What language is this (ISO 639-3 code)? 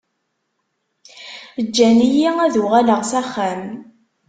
kab